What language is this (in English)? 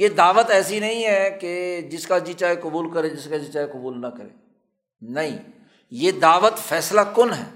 Urdu